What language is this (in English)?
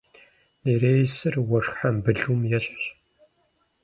Kabardian